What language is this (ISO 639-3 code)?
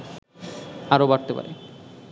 ben